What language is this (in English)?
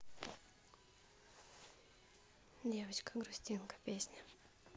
Russian